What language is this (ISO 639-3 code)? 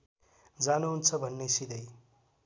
nep